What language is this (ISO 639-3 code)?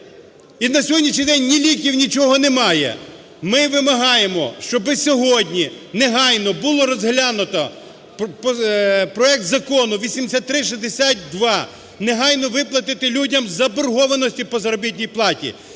ukr